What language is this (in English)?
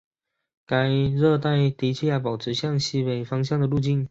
Chinese